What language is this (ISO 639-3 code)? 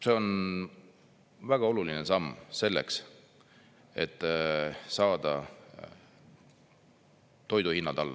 est